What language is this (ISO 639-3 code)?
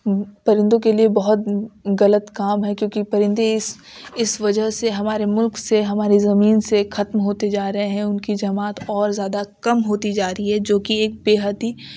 urd